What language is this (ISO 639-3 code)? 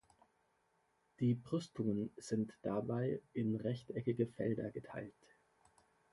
deu